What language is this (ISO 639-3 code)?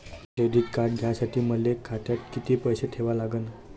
mar